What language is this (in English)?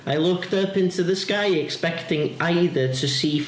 English